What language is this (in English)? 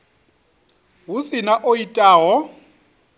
Venda